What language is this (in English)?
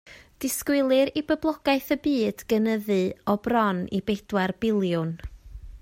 Welsh